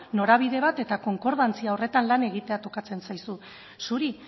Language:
Basque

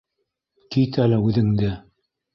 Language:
Bashkir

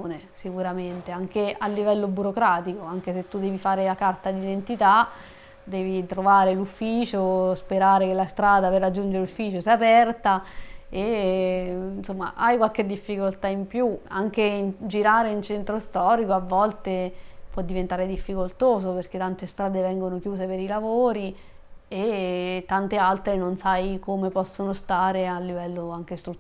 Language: Italian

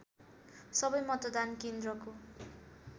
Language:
Nepali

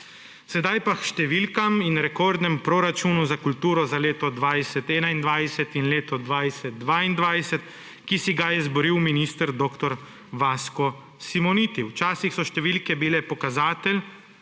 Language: Slovenian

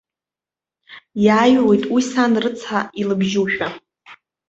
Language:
Abkhazian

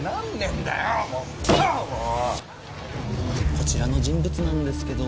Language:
Japanese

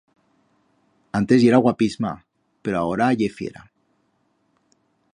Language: Aragonese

